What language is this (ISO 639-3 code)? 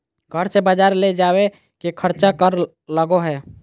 mag